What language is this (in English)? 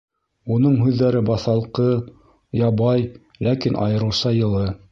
Bashkir